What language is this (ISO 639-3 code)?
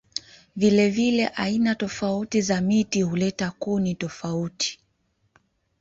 swa